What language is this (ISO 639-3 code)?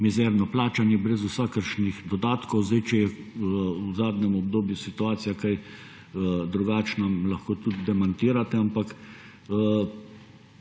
slv